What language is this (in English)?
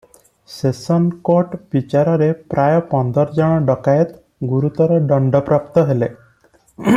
Odia